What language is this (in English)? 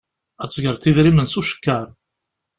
Kabyle